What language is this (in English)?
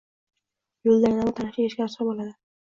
Uzbek